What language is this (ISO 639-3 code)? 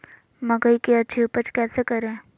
mag